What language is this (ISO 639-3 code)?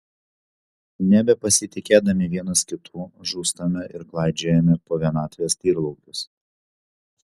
lit